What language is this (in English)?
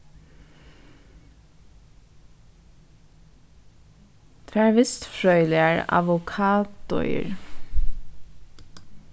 Faroese